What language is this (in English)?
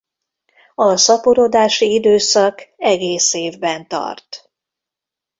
Hungarian